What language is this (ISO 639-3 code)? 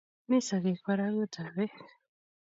kln